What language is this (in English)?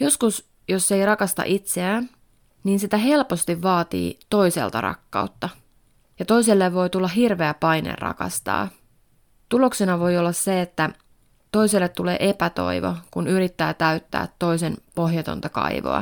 Finnish